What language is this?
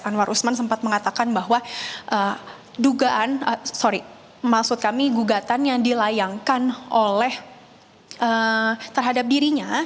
Indonesian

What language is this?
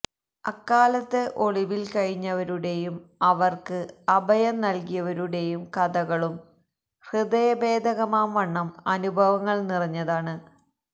Malayalam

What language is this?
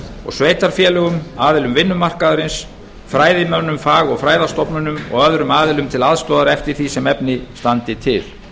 Icelandic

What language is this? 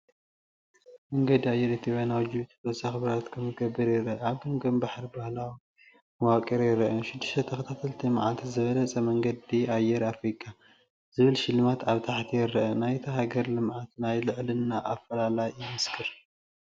Tigrinya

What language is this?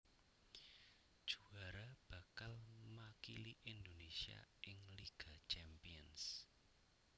Javanese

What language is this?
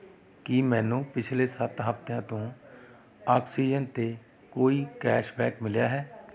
Punjabi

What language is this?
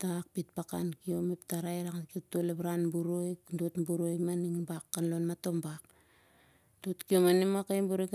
Siar-Lak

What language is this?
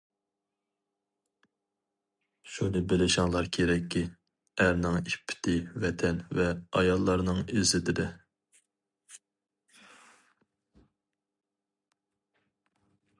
Uyghur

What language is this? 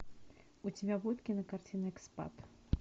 Russian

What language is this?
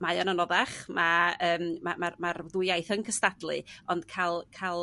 Welsh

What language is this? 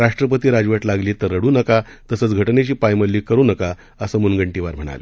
Marathi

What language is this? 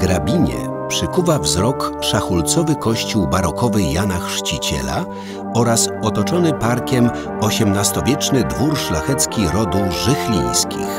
Polish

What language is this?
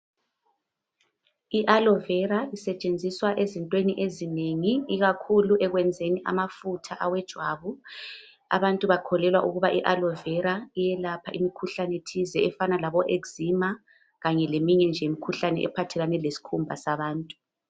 North Ndebele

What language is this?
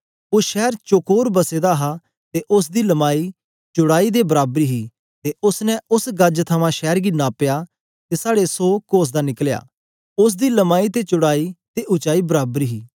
Dogri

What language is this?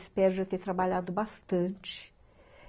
Portuguese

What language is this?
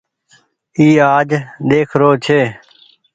Goaria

